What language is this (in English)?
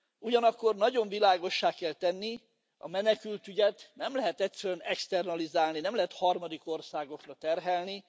Hungarian